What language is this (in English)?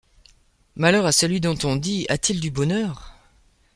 French